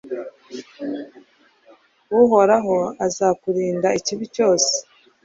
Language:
Kinyarwanda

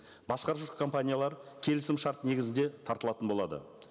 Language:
Kazakh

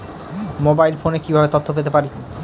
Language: Bangla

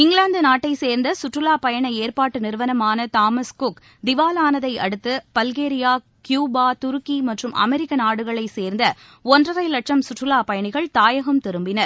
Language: Tamil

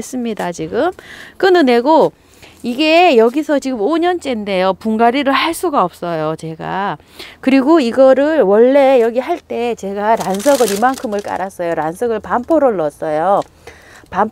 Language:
Korean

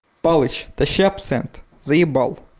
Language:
Russian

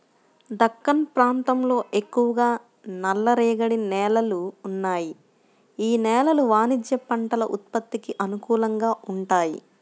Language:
Telugu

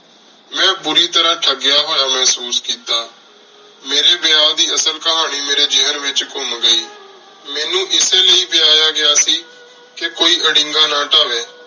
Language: Punjabi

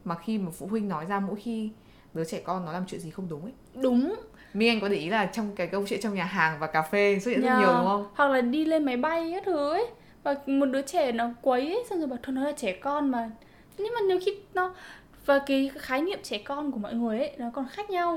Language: Vietnamese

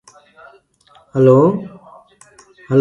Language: English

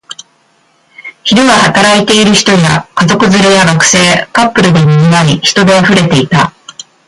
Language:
Japanese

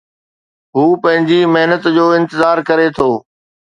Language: Sindhi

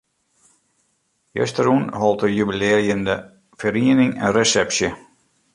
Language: Western Frisian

